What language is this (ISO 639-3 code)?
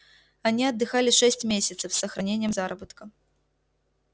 rus